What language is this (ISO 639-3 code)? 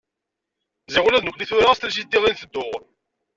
kab